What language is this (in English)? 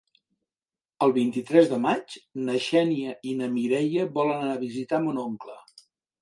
Catalan